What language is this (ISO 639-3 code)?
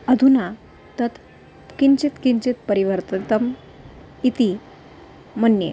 san